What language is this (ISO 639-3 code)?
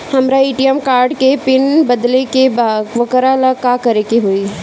bho